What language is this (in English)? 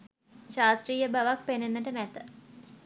Sinhala